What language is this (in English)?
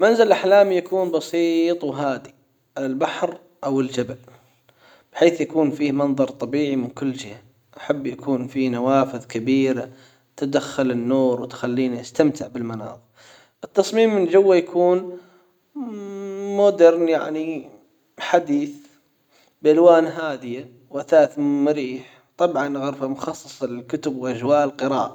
Hijazi Arabic